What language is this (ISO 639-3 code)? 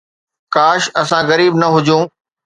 snd